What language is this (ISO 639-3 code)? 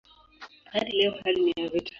swa